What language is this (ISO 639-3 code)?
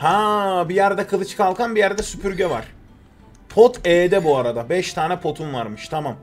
tur